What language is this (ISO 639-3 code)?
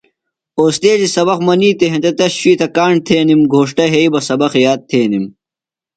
phl